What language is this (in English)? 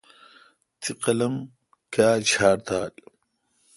Kalkoti